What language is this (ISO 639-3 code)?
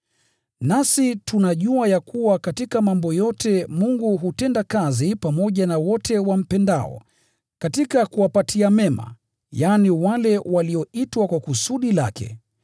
swa